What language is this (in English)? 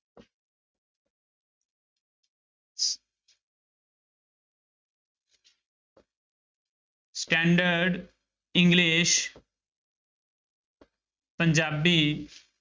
Punjabi